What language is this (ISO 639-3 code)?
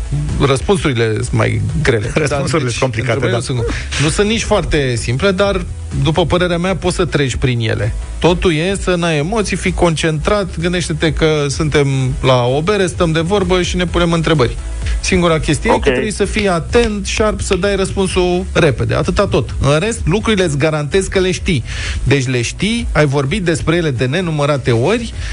ron